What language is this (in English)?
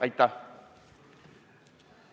Estonian